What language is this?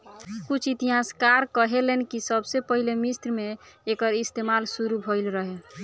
Bhojpuri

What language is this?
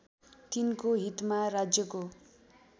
Nepali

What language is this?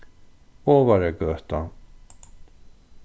Faroese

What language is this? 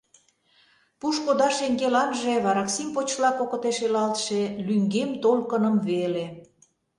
Mari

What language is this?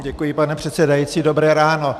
Czech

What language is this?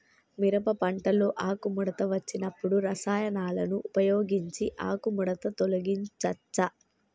Telugu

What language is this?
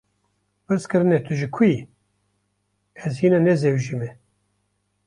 Kurdish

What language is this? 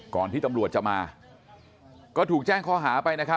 Thai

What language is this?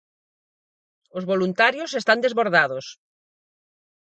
Galician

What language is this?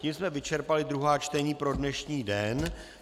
Czech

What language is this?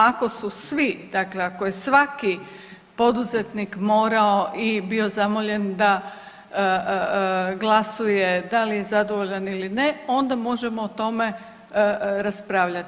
Croatian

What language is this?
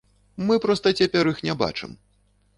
Belarusian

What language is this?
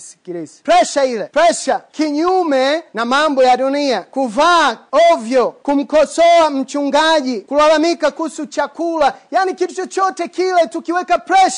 Swahili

